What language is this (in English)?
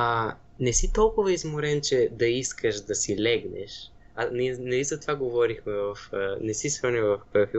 Bulgarian